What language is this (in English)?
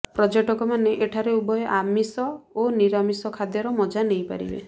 Odia